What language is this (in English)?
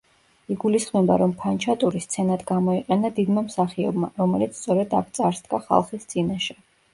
Georgian